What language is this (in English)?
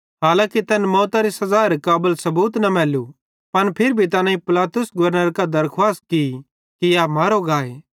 Bhadrawahi